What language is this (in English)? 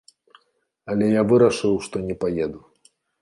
Belarusian